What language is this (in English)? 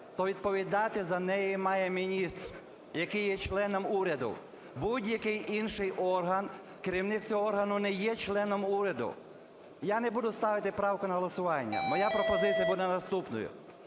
Ukrainian